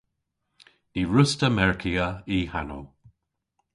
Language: Cornish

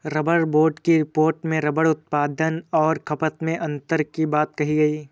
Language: Hindi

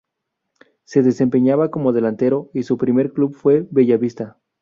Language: Spanish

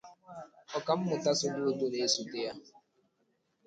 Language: Igbo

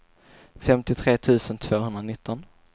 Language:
Swedish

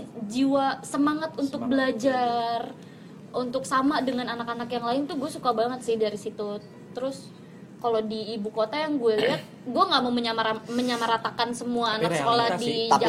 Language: Indonesian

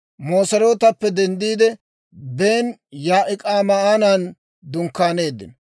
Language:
Dawro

